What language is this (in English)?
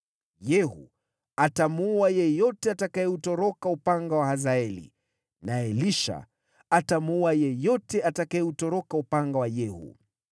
Swahili